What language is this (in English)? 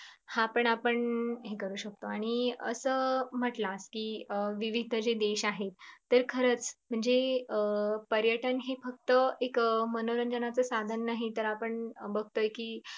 Marathi